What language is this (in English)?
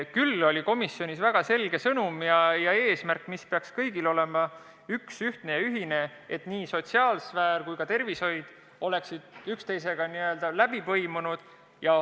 Estonian